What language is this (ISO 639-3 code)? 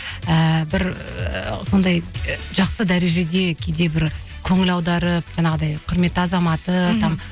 kaz